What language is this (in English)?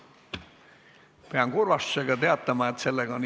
Estonian